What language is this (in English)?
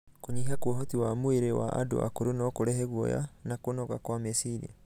Kikuyu